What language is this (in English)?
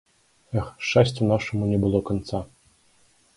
Belarusian